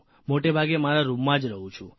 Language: Gujarati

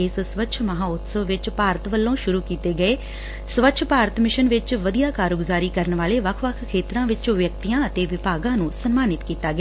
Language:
Punjabi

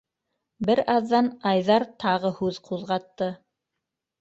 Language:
Bashkir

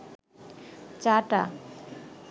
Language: Bangla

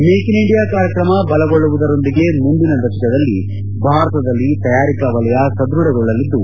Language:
Kannada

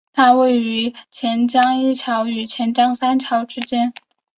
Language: Chinese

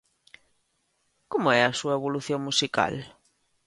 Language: Galician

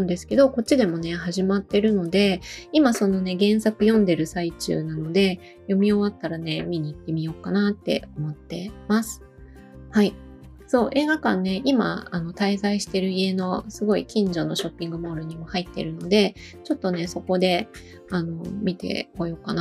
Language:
Japanese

